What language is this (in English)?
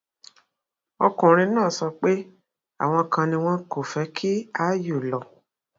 Yoruba